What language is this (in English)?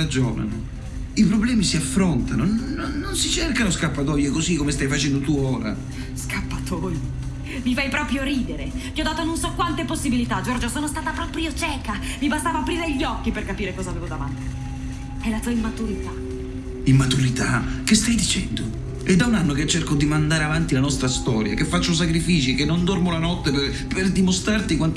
Italian